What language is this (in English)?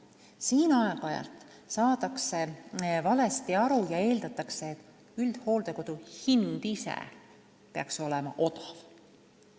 Estonian